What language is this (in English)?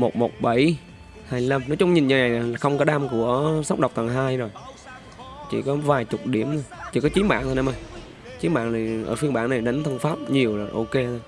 Vietnamese